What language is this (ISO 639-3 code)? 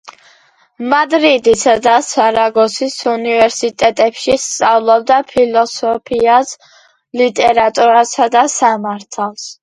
kat